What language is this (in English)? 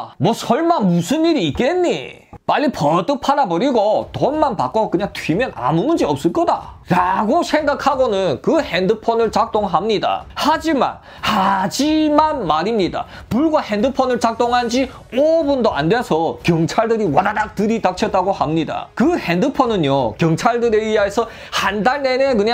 Korean